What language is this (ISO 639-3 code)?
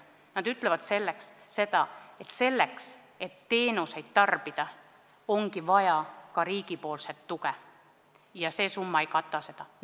est